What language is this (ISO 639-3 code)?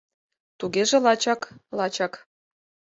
chm